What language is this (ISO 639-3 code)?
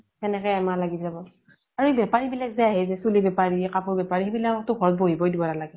asm